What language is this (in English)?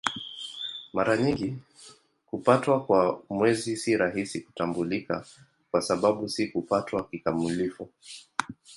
Swahili